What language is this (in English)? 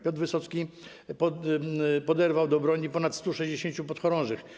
Polish